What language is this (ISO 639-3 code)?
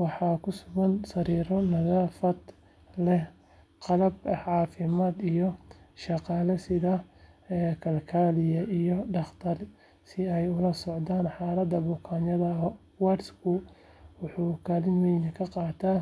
som